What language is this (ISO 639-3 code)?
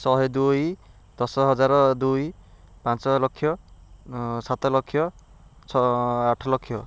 ori